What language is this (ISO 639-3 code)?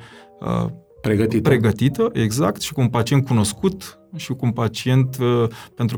ron